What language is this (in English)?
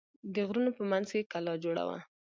Pashto